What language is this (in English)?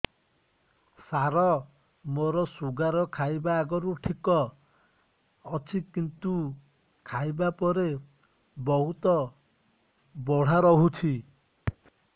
Odia